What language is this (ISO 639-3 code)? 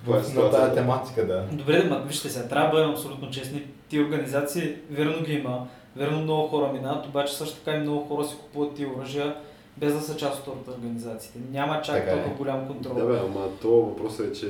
bul